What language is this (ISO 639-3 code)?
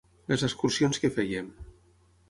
cat